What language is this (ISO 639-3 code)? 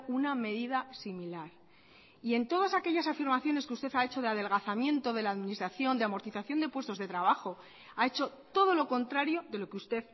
spa